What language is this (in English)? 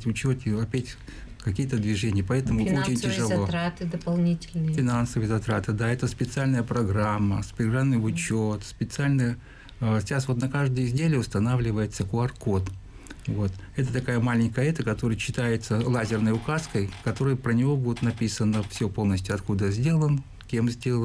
Russian